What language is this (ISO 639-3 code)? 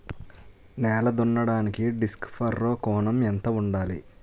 tel